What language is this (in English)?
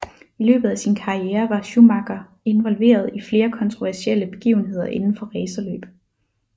Danish